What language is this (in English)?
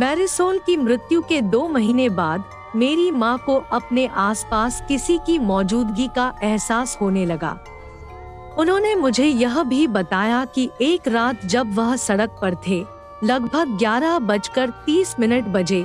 Hindi